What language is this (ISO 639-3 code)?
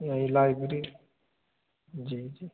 hin